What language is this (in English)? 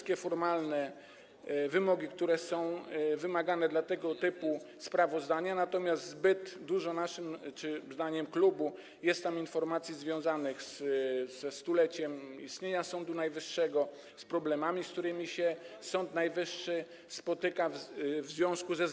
Polish